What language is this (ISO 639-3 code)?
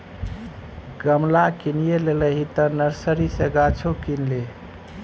mai